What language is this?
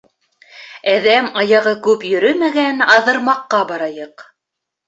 Bashkir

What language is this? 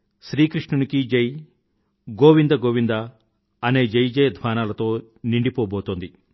Telugu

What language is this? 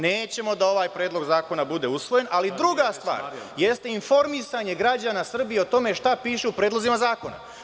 Serbian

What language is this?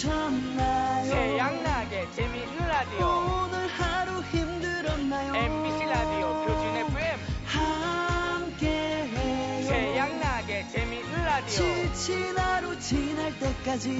Korean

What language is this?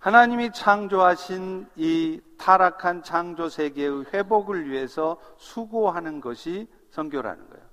Korean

